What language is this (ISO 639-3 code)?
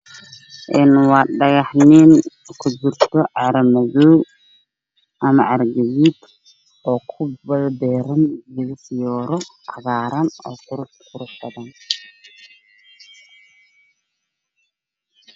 som